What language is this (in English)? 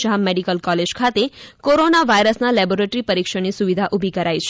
Gujarati